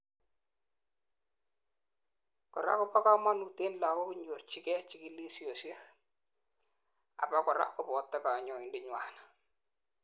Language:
Kalenjin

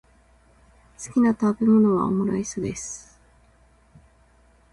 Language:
Japanese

